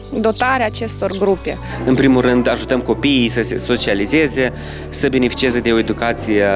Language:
Romanian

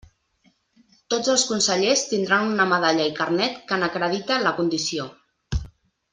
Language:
Catalan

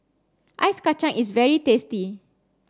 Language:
English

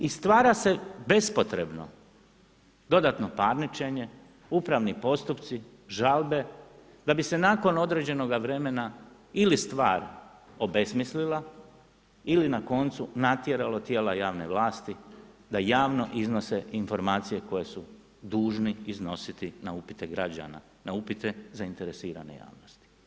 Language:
Croatian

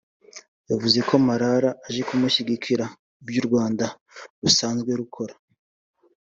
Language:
Kinyarwanda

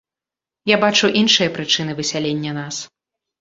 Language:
Belarusian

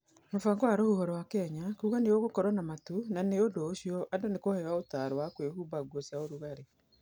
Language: Kikuyu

